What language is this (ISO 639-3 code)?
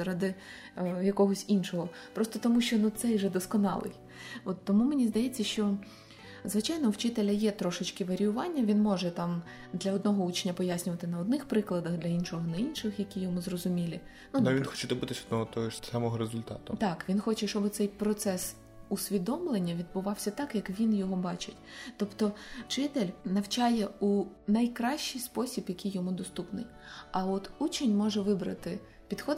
ukr